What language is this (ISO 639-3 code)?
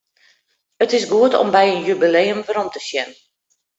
fry